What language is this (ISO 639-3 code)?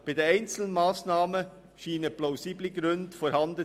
gsw